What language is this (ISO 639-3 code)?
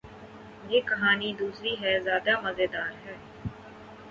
urd